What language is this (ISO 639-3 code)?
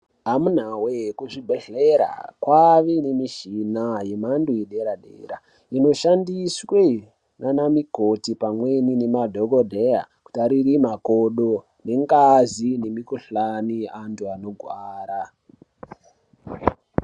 ndc